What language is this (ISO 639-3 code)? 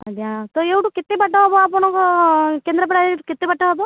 ori